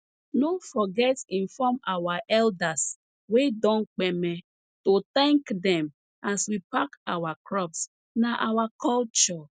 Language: Nigerian Pidgin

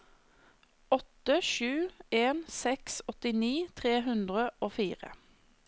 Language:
Norwegian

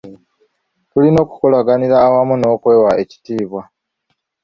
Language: Ganda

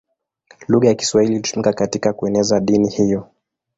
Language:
Swahili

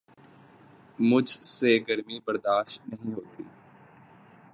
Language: Urdu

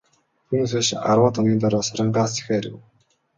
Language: Mongolian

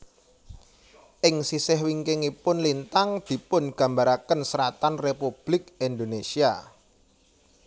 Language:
Javanese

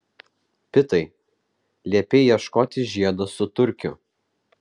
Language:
Lithuanian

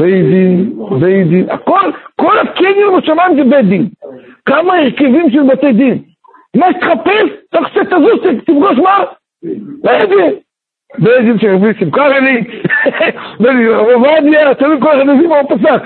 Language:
Hebrew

